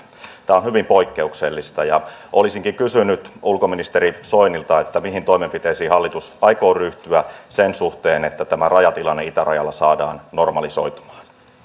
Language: Finnish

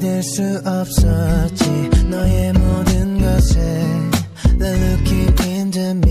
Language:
Korean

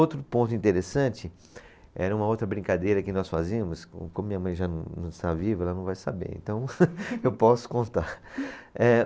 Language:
Portuguese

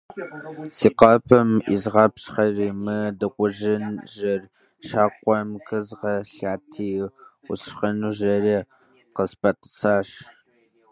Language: Kabardian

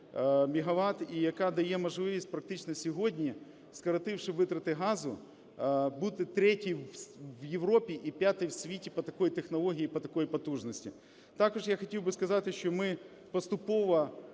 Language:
Ukrainian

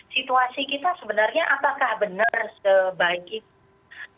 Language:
Indonesian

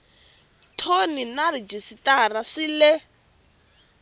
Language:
Tsonga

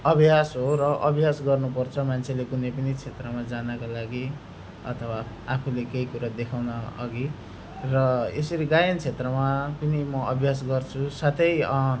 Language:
Nepali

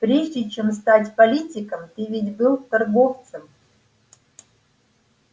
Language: Russian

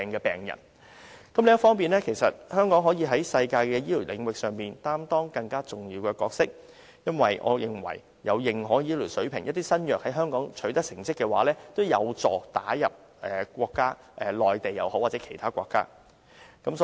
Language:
Cantonese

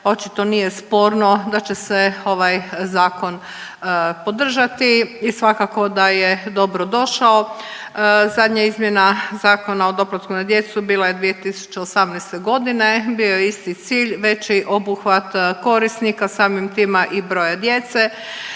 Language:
Croatian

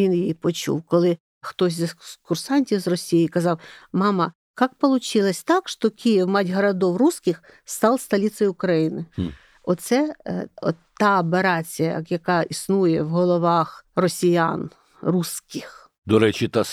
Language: Ukrainian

